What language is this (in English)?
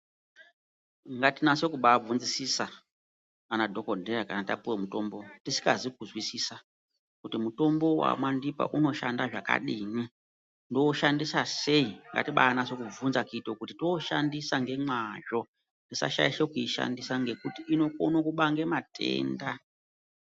Ndau